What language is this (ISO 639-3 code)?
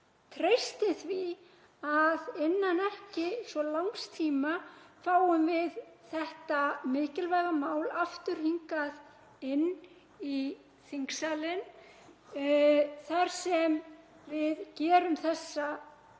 isl